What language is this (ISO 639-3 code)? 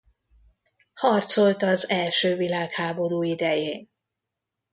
hun